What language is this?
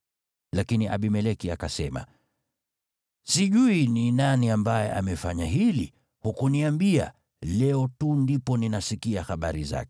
Swahili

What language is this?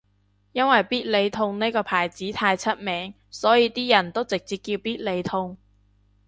Cantonese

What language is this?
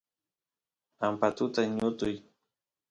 Santiago del Estero Quichua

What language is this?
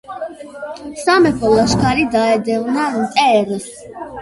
Georgian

